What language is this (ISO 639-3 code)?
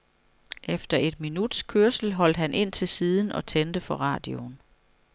dan